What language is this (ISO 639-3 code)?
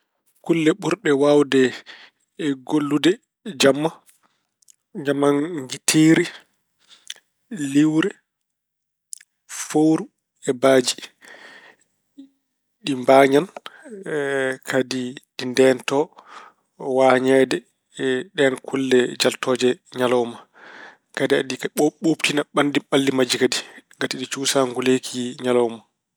ful